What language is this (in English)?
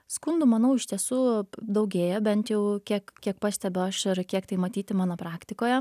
Lithuanian